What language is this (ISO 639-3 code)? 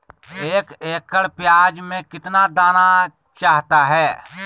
mag